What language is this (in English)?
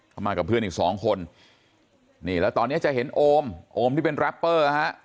Thai